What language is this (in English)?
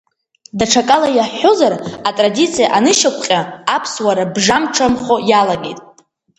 Abkhazian